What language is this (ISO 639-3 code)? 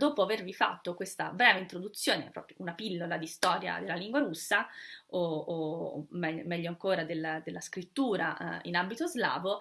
ita